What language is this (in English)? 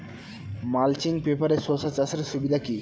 Bangla